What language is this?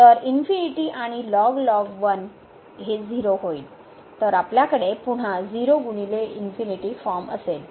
Marathi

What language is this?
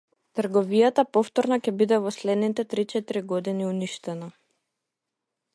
Macedonian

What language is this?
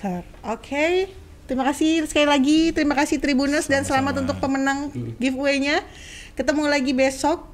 Indonesian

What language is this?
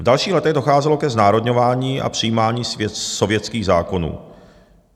Czech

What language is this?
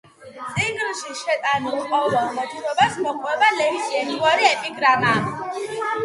Georgian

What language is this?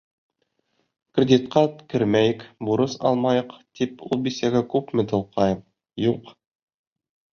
Bashkir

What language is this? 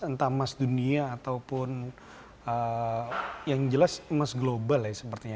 Indonesian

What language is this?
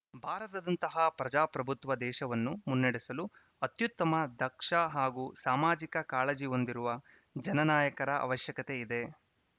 Kannada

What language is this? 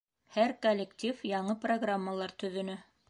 Bashkir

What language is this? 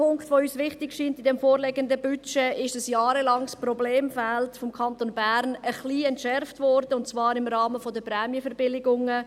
Swiss German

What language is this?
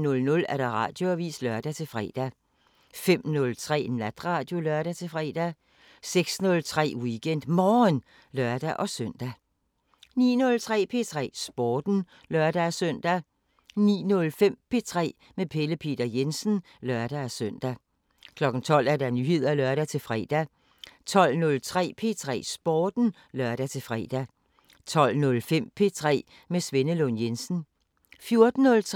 Danish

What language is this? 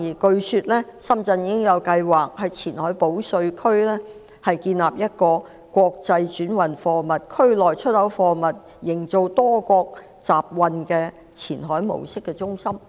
Cantonese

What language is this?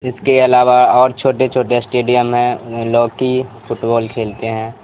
Urdu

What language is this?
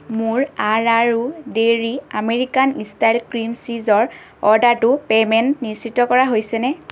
Assamese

